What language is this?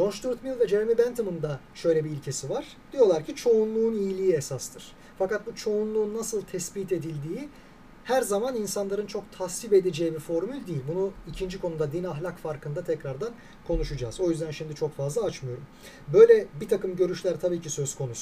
Turkish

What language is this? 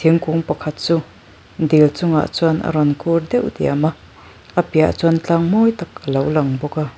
Mizo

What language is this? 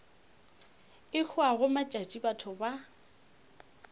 Northern Sotho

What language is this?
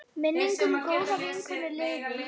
Icelandic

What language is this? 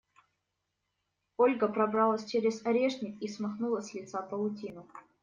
Russian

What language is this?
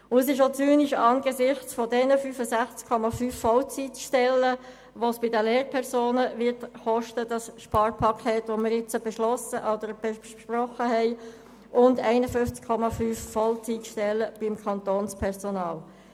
Swiss German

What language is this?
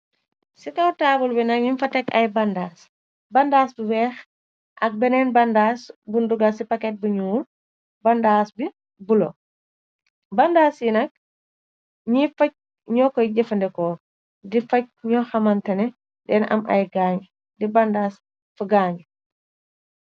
Wolof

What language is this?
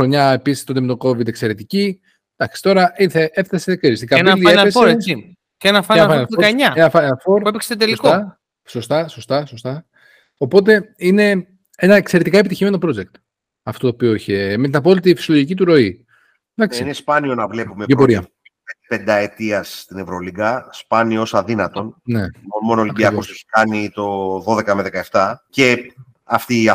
Greek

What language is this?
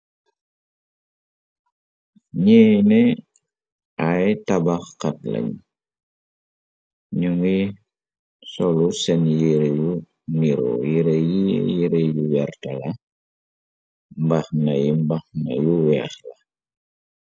Wolof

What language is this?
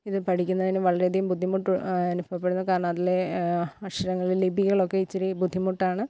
Malayalam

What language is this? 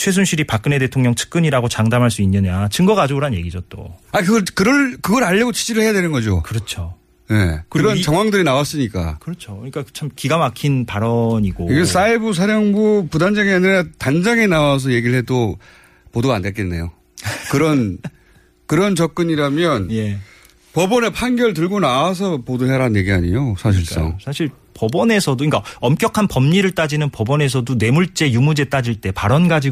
Korean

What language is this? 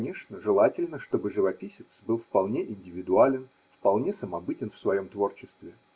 Russian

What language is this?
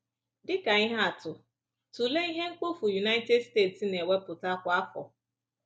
Igbo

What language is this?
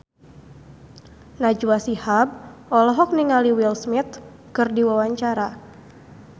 Sundanese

